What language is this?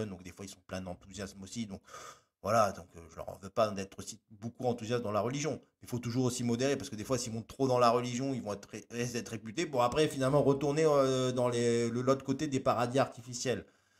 French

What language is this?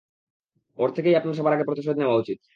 Bangla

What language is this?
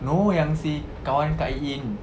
English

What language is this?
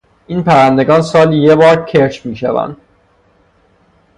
Persian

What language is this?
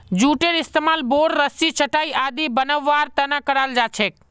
Magahi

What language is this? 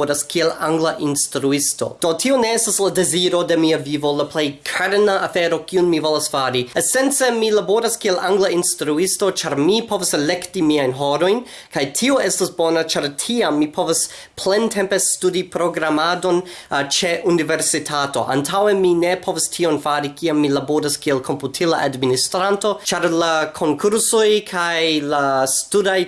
Esperanto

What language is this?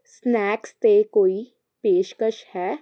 Punjabi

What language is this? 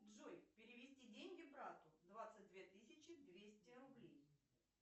Russian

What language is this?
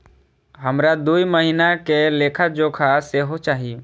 Maithili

